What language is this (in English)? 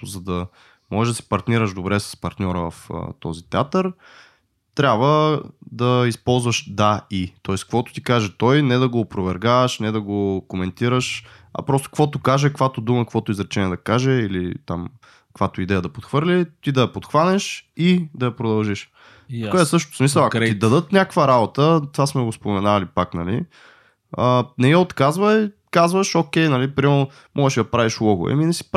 Bulgarian